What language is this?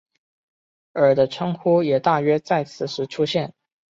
Chinese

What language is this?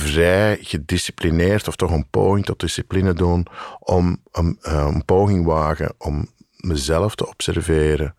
Dutch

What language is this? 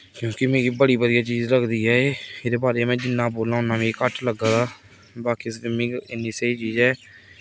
Dogri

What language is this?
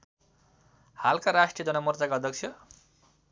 Nepali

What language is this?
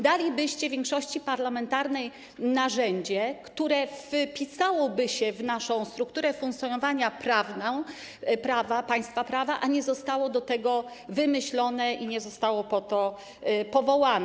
Polish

